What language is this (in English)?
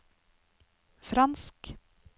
Norwegian